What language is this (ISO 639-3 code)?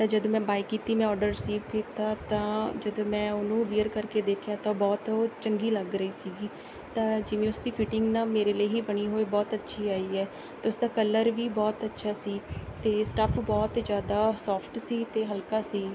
pan